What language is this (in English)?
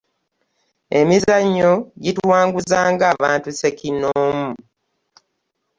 Ganda